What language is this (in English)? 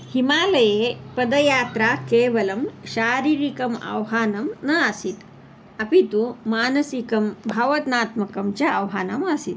Sanskrit